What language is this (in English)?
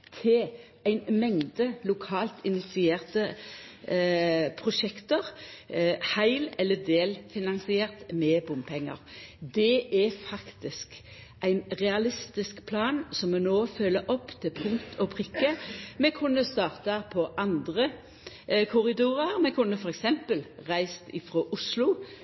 Norwegian Nynorsk